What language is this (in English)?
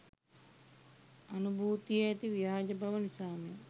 Sinhala